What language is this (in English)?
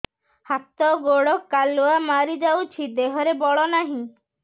Odia